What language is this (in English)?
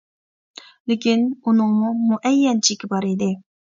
Uyghur